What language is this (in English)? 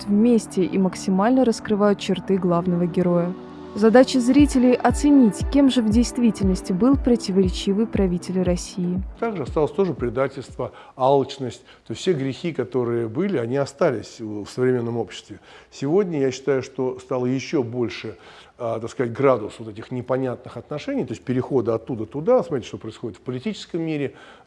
Russian